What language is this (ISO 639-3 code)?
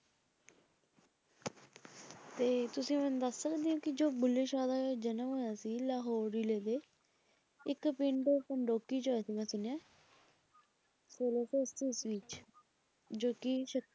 pan